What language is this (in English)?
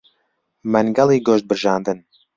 Central Kurdish